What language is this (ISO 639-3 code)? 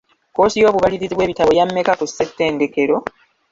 lug